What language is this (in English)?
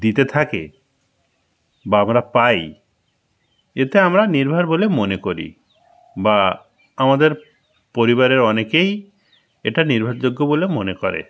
Bangla